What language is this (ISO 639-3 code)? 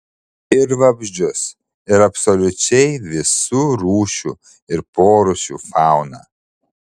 lit